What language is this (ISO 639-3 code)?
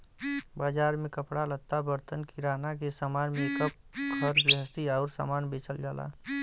bho